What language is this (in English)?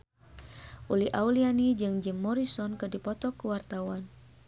Sundanese